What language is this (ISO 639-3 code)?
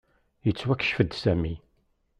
kab